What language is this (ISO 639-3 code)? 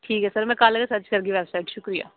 doi